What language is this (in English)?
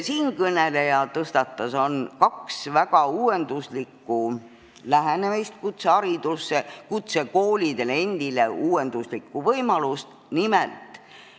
Estonian